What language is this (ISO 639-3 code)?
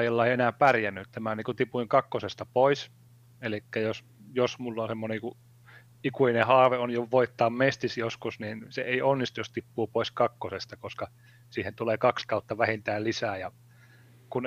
fin